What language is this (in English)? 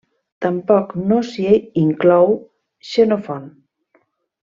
Catalan